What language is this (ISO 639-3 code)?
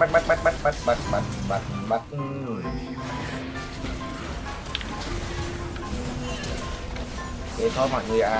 vie